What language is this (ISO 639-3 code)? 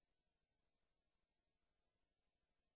heb